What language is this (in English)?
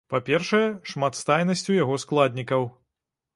Belarusian